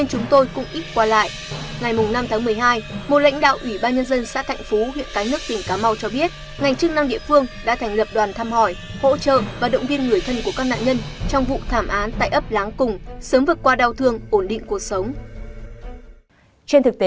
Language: Vietnamese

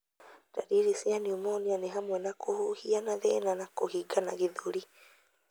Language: Kikuyu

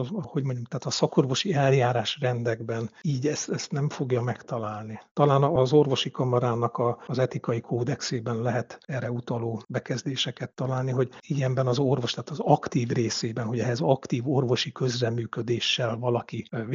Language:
Hungarian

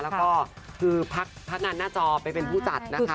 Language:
Thai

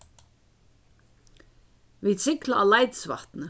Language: Faroese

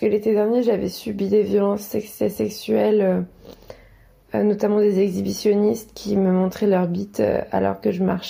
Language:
French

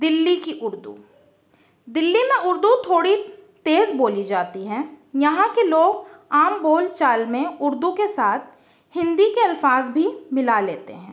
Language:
Urdu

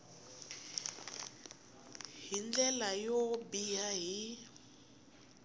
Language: Tsonga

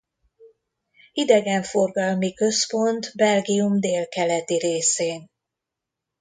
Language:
Hungarian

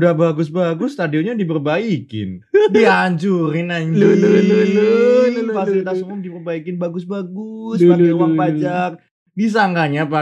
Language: Indonesian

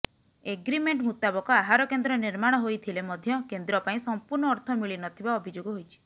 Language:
Odia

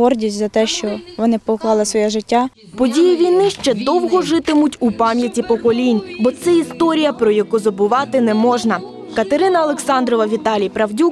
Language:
Ukrainian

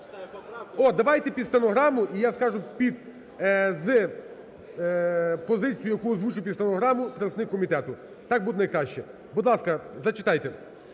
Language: Ukrainian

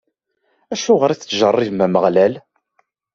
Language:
Kabyle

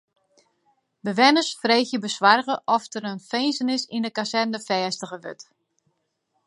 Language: Western Frisian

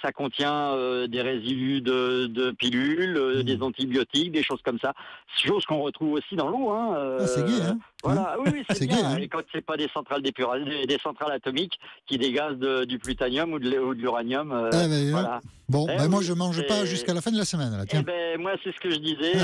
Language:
French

